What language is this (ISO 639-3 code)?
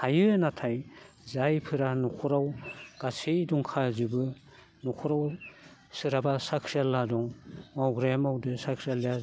brx